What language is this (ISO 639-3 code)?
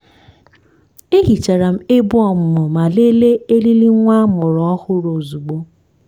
ibo